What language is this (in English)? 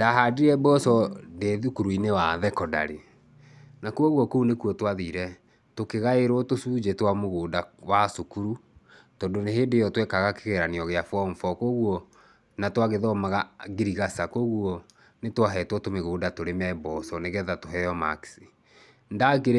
Kikuyu